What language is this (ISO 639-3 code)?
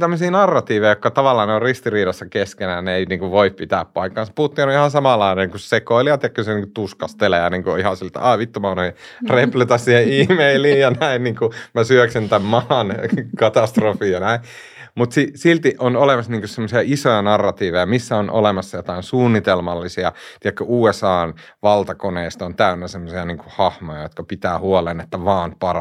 fin